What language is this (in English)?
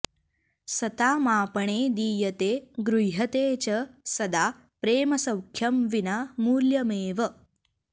Sanskrit